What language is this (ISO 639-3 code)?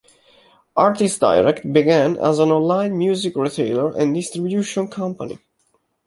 eng